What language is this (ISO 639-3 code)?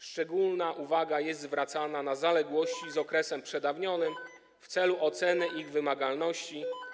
pol